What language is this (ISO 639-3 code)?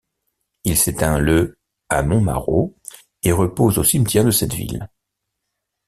fra